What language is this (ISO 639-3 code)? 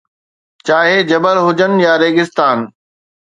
snd